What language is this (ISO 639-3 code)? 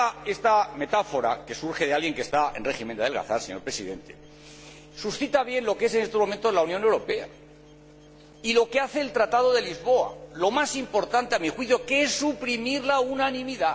spa